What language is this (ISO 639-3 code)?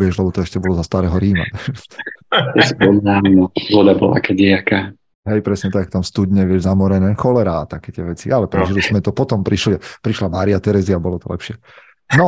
slk